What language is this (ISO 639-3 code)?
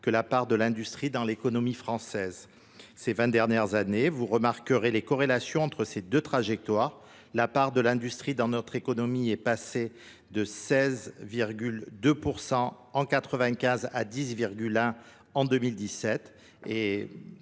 fra